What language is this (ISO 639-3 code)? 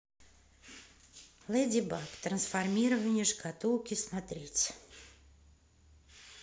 rus